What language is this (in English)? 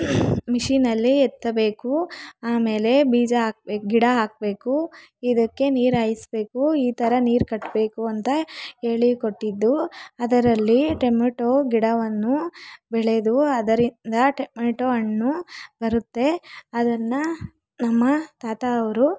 Kannada